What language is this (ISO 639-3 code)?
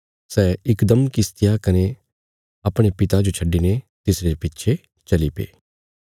kfs